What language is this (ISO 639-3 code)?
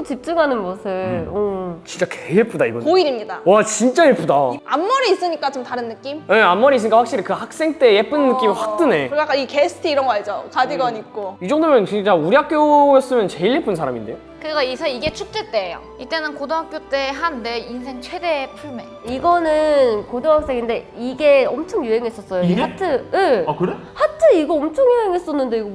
kor